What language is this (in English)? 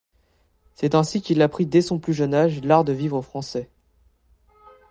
French